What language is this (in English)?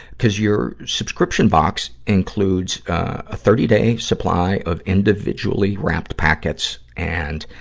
English